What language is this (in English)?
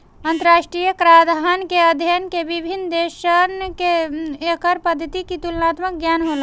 Bhojpuri